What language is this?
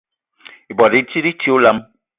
Eton (Cameroon)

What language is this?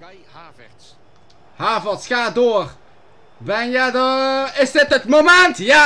Dutch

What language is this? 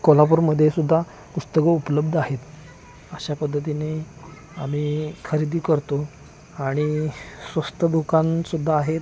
Marathi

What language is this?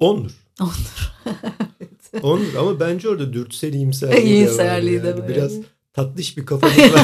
Turkish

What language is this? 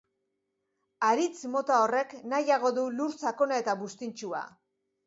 Basque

